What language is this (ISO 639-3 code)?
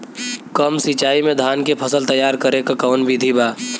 bho